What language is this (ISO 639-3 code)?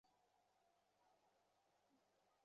ben